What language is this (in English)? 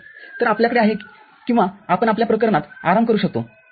Marathi